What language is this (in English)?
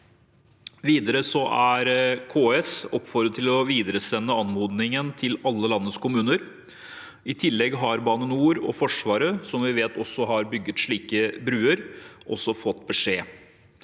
Norwegian